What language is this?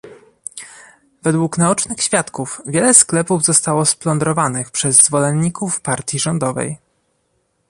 Polish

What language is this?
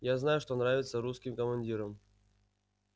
Russian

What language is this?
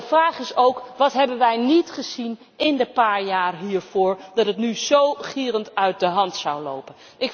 Dutch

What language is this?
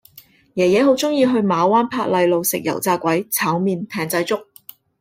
Cantonese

